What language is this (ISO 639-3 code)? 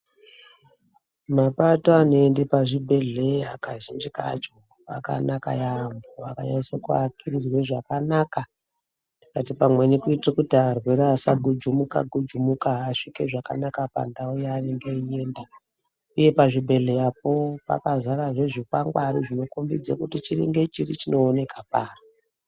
ndc